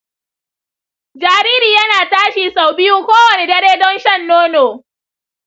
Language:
Hausa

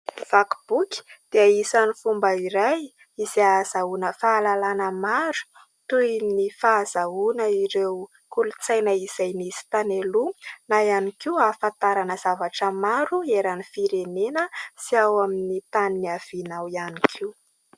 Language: Malagasy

